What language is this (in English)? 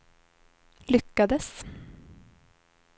Swedish